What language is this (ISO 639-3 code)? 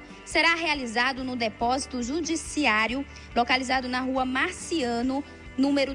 por